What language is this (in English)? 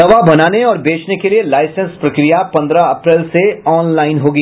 Hindi